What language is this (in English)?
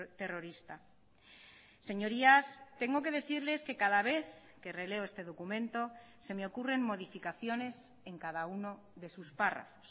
Spanish